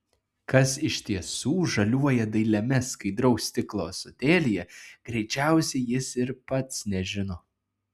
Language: Lithuanian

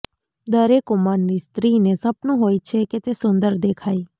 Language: Gujarati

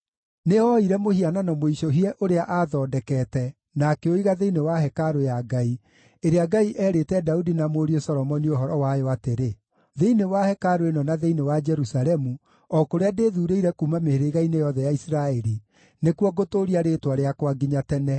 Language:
Kikuyu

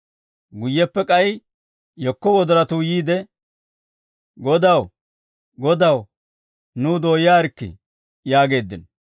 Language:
Dawro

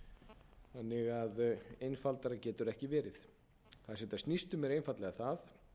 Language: Icelandic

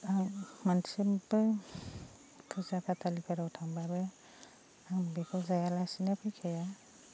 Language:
Bodo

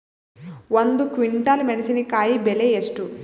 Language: Kannada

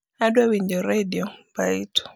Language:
Luo (Kenya and Tanzania)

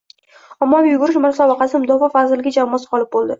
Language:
Uzbek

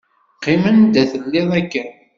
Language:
Kabyle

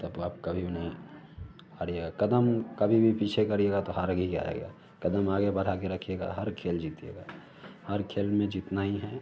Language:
Hindi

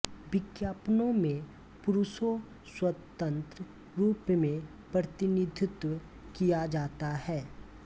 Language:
Hindi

